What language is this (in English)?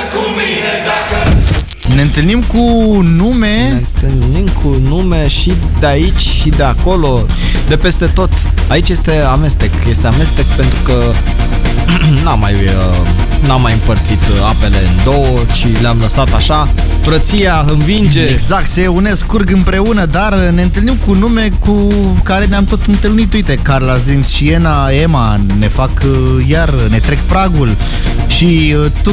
Romanian